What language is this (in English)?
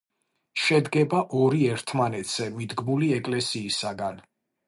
Georgian